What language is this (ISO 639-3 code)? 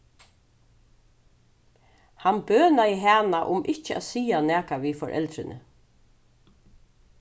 fao